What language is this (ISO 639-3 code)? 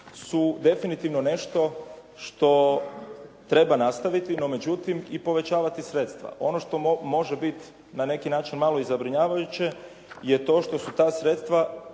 hrv